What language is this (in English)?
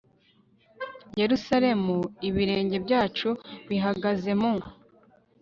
Kinyarwanda